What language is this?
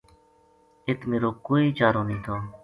Gujari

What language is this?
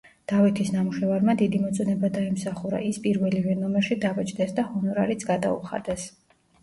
Georgian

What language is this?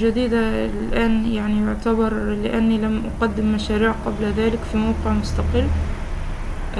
Arabic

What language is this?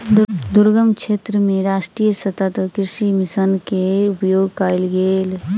Maithili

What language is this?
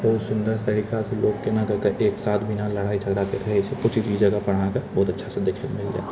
Maithili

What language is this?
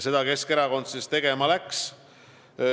Estonian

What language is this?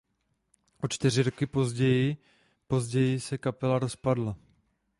Czech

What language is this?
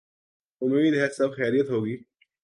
Urdu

